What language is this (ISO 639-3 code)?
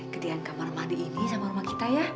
ind